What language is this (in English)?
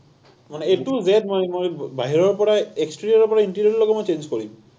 Assamese